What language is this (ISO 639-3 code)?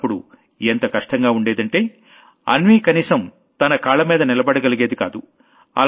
tel